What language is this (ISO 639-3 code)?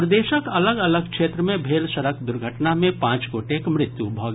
mai